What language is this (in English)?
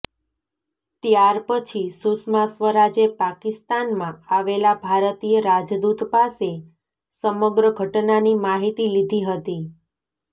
Gujarati